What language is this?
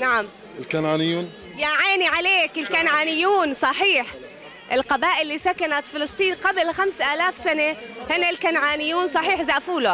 Arabic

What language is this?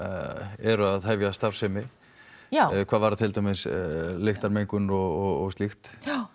Icelandic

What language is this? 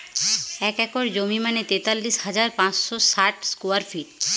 Bangla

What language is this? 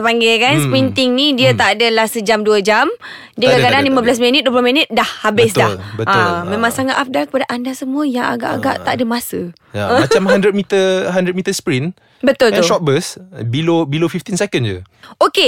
Malay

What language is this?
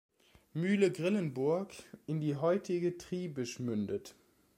German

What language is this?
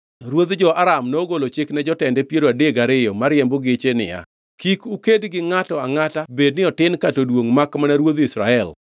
Luo (Kenya and Tanzania)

